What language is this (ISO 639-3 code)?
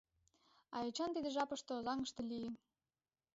chm